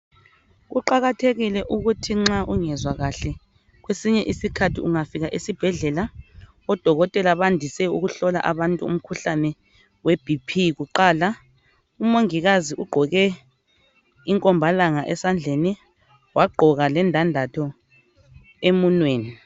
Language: North Ndebele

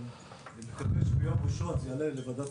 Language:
Hebrew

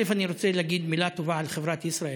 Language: Hebrew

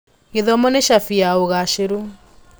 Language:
Kikuyu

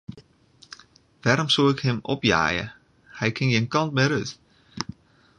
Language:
Western Frisian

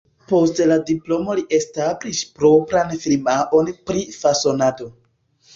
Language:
Esperanto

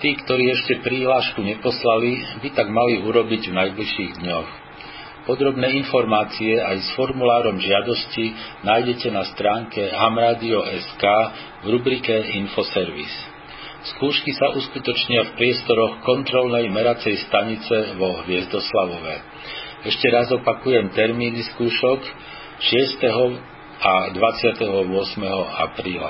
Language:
Slovak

